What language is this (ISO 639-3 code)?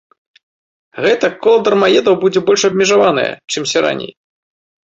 bel